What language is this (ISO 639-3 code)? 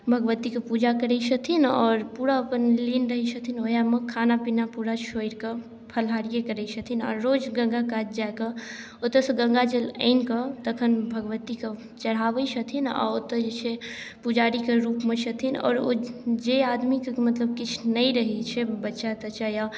mai